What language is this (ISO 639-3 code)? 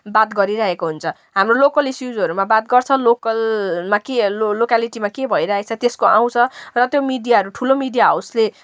nep